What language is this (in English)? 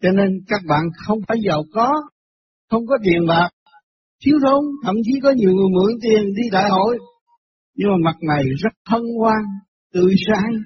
Vietnamese